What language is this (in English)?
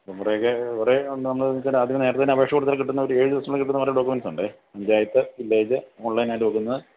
Malayalam